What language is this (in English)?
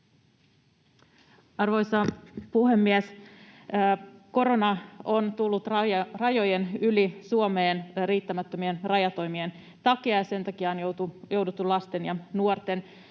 Finnish